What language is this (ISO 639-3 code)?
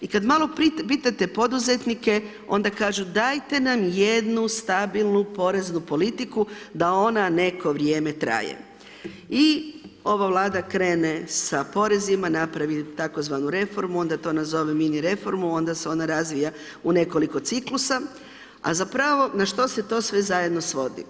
hrv